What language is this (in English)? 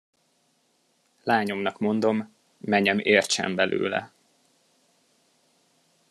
Hungarian